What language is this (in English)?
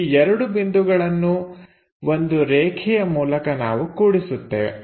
Kannada